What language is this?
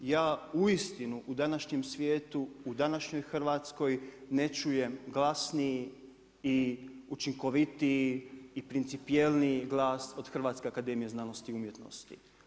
Croatian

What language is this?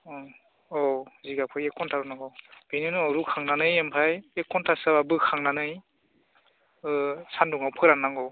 Bodo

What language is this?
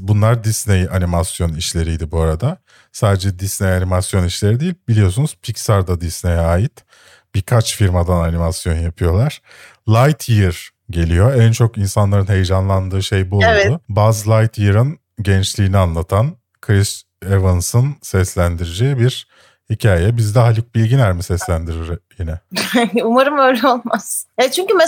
Turkish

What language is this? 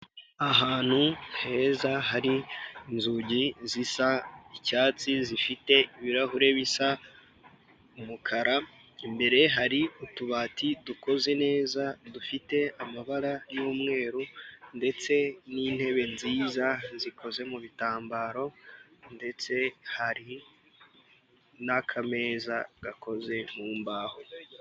Kinyarwanda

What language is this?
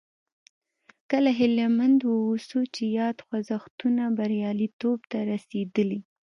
Pashto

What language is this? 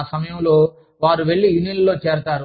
Telugu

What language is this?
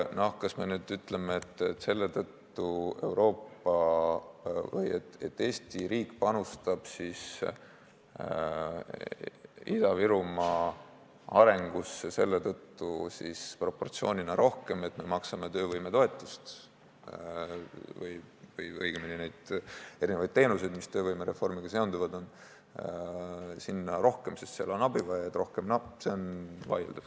Estonian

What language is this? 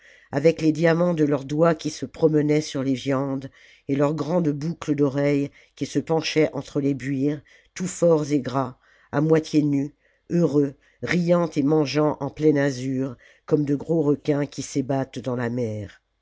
French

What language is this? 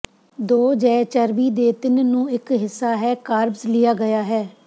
Punjabi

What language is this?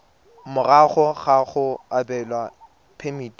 Tswana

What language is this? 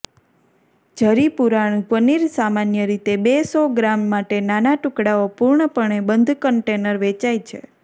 Gujarati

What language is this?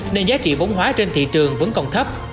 Vietnamese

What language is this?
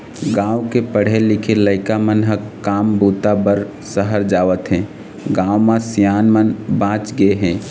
Chhattisgarhi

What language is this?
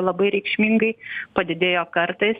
Lithuanian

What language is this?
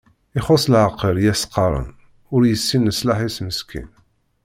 Kabyle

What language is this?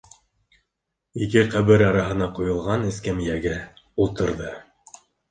Bashkir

